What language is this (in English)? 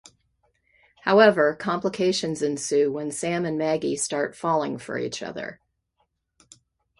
English